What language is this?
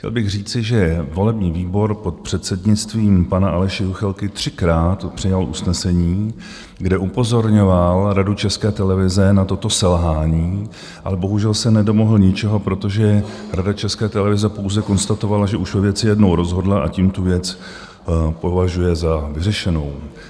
Czech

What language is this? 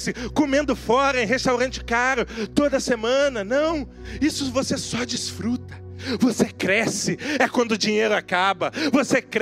Portuguese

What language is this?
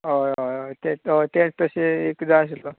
Konkani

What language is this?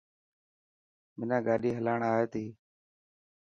Dhatki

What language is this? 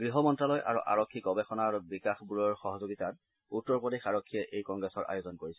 Assamese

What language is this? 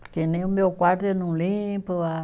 Portuguese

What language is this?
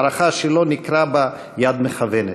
Hebrew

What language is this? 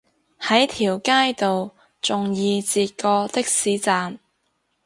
Cantonese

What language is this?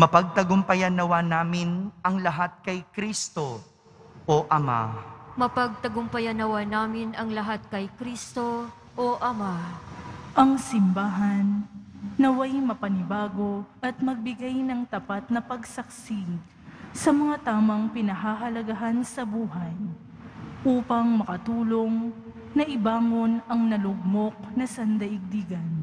Filipino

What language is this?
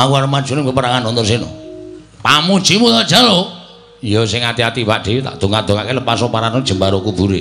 Indonesian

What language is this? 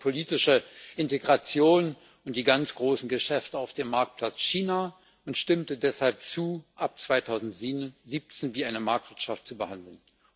German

